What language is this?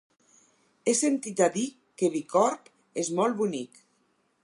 Catalan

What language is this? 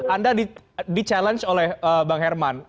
Indonesian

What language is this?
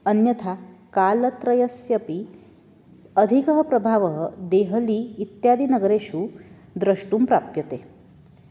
Sanskrit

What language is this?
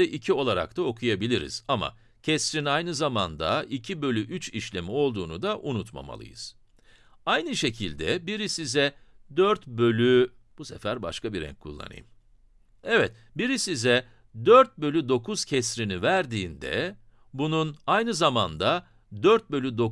Turkish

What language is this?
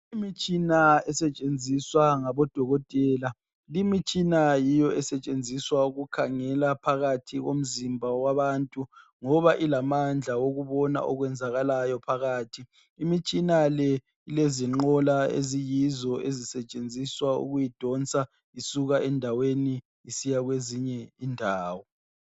North Ndebele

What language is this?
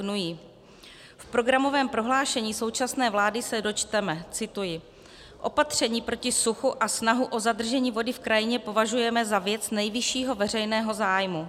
Czech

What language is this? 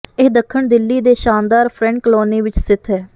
Punjabi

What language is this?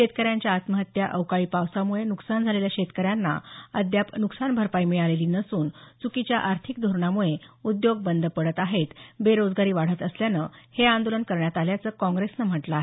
Marathi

